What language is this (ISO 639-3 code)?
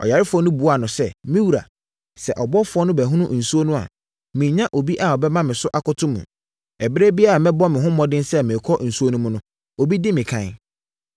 aka